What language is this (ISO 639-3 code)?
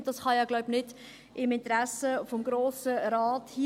gsw